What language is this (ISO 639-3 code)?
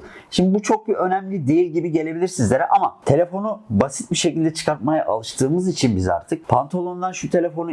tur